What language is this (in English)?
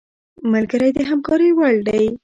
Pashto